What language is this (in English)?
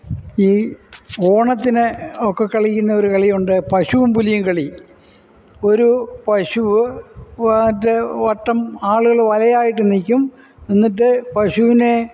Malayalam